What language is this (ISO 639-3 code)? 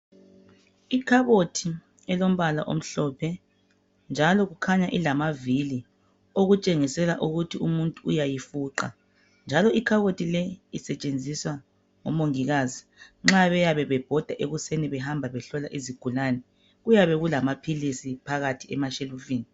nde